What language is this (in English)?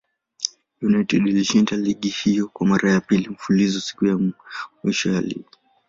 Swahili